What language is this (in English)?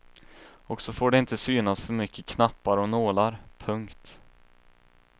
Swedish